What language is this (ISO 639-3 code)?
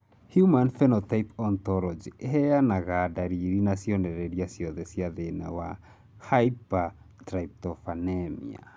kik